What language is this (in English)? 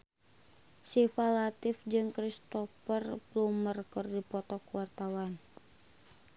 Sundanese